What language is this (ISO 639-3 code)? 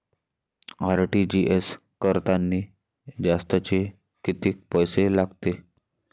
mar